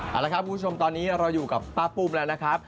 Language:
Thai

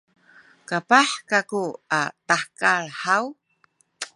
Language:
Sakizaya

